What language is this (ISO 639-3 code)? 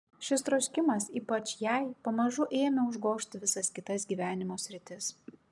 lit